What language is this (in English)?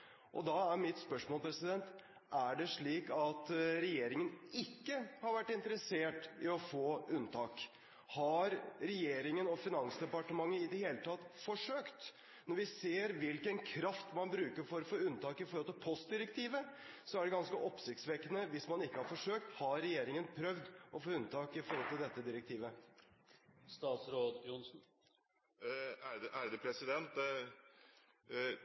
Norwegian Bokmål